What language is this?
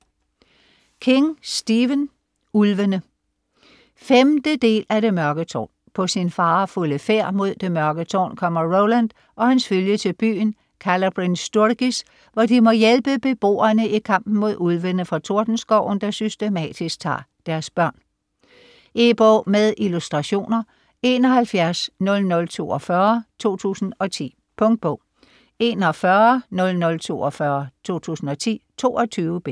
Danish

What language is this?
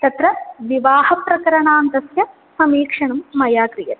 Sanskrit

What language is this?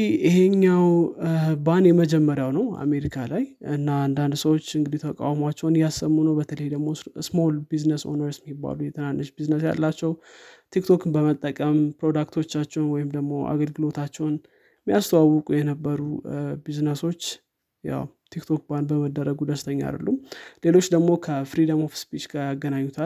Amharic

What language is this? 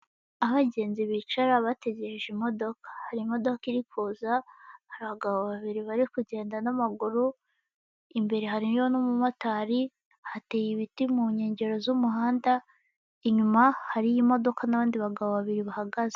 Kinyarwanda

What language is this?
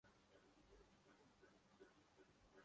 Urdu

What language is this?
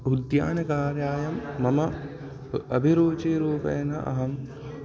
Sanskrit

